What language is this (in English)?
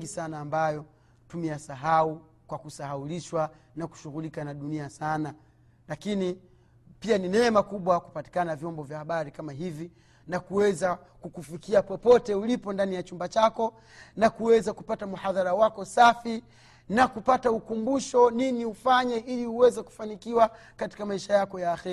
Swahili